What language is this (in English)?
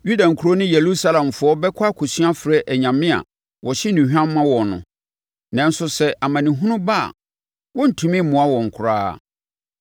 Akan